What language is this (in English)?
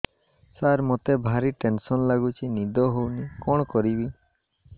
Odia